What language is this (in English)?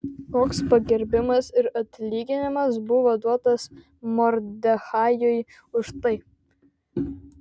Lithuanian